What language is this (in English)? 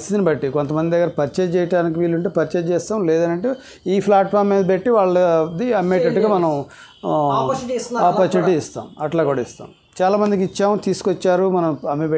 Telugu